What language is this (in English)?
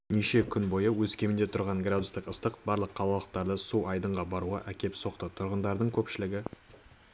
Kazakh